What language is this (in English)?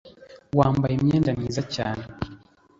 Kinyarwanda